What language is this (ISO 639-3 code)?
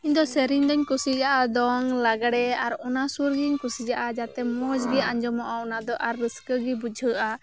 sat